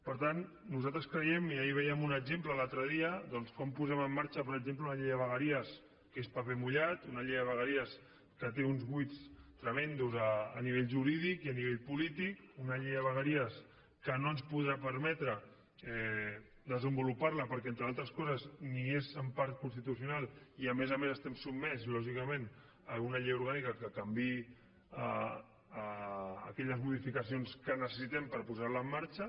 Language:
Catalan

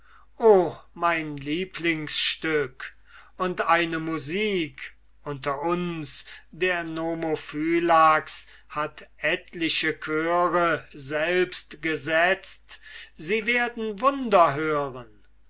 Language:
German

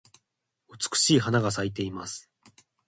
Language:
Japanese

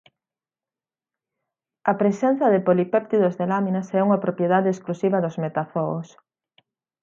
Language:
Galician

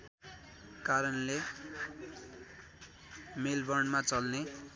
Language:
Nepali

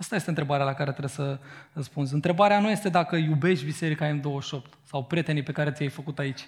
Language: Romanian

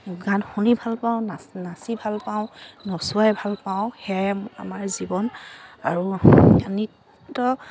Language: Assamese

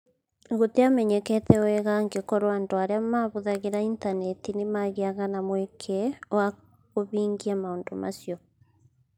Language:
Kikuyu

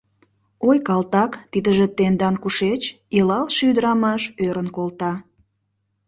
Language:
Mari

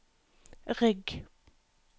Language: Norwegian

